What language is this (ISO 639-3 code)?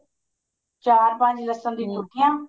pan